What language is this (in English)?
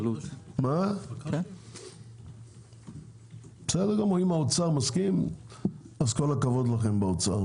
Hebrew